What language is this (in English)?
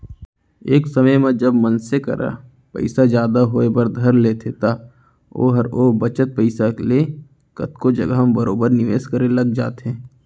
Chhattisgarhi